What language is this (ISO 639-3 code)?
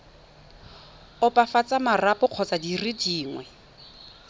tsn